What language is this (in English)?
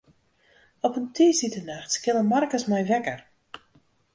Western Frisian